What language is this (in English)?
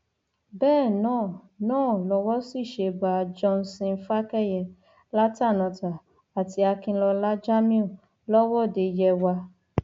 Yoruba